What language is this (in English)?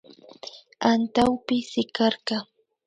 Imbabura Highland Quichua